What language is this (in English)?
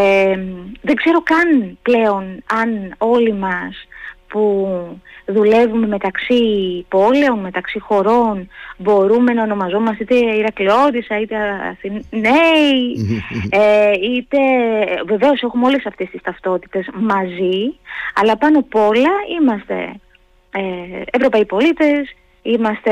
Greek